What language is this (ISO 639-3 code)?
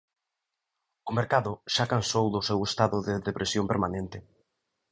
glg